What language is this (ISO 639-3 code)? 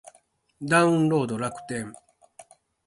jpn